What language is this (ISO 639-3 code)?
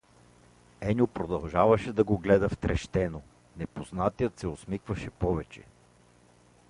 bul